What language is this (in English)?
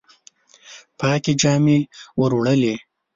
Pashto